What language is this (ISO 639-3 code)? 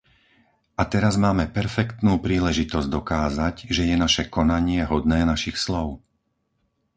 slk